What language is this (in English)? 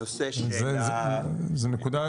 Hebrew